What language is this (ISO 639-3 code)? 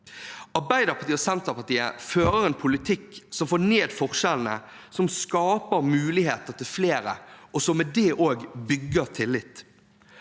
nor